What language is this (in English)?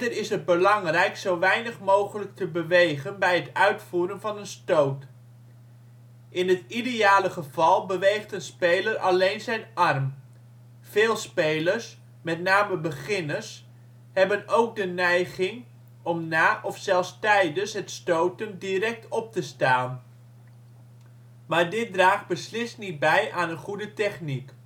Dutch